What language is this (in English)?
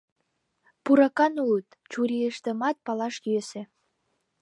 Mari